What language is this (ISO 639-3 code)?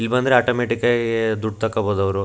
kan